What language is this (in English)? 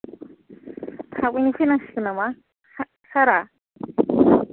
Bodo